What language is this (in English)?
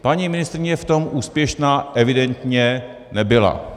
Czech